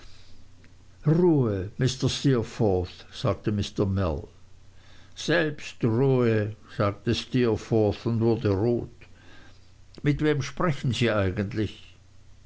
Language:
German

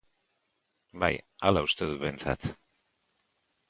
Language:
Basque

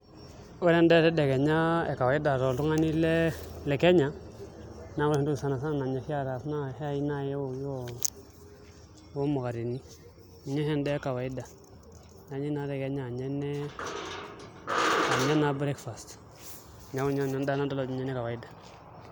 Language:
Masai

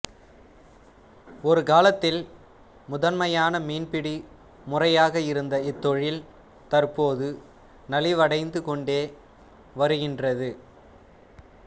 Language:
Tamil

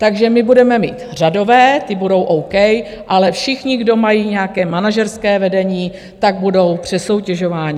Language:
Czech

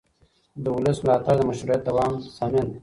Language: Pashto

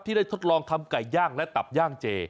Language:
Thai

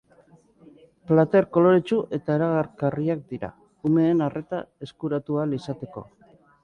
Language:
Basque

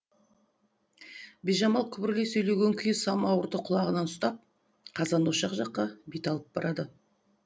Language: Kazakh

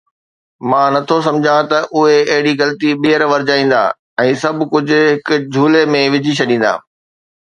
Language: Sindhi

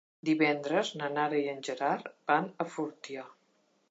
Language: Catalan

